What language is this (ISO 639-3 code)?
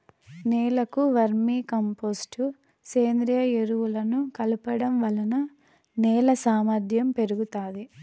tel